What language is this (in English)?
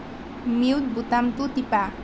Assamese